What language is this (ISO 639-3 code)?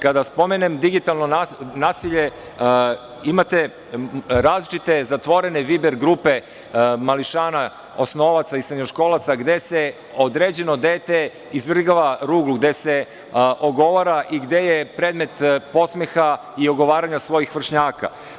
srp